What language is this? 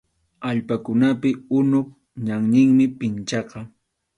Arequipa-La Unión Quechua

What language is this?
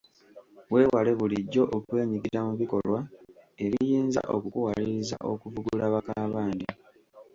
Ganda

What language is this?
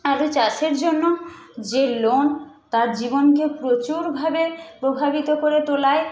Bangla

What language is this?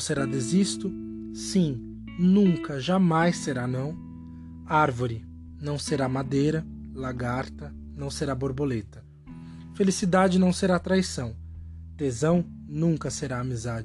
Portuguese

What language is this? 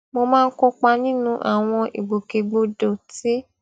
Yoruba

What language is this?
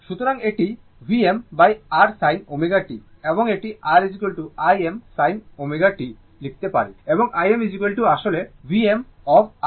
Bangla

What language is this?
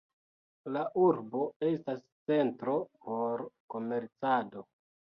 Esperanto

